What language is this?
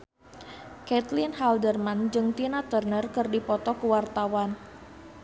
Sundanese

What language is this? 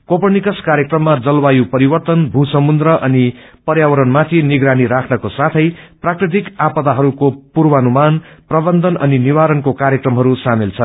Nepali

